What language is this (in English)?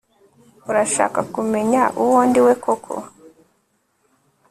Kinyarwanda